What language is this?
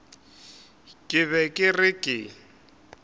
Northern Sotho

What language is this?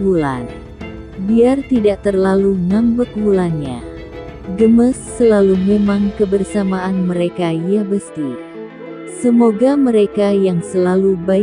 Indonesian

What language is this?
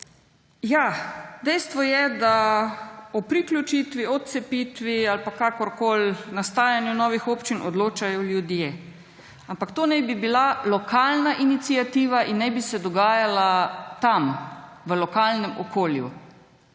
Slovenian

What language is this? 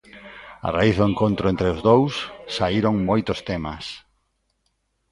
Galician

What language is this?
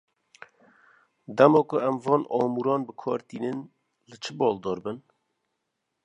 Kurdish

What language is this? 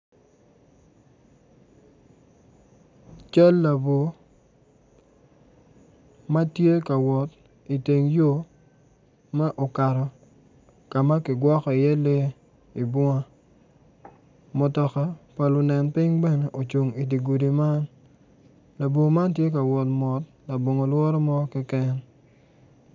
Acoli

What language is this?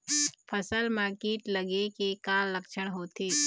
Chhattisgarhi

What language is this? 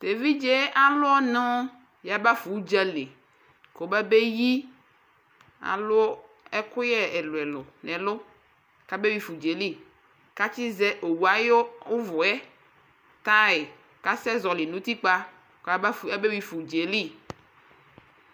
Ikposo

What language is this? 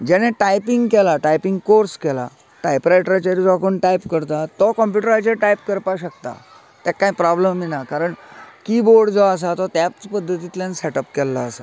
Konkani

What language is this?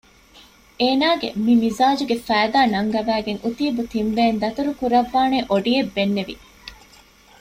Divehi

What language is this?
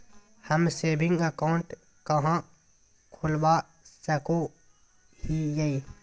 Magahi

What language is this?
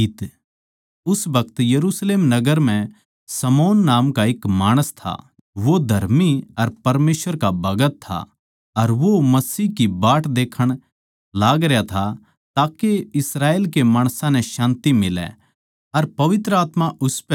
Haryanvi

